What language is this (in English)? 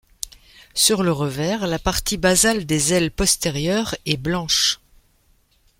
French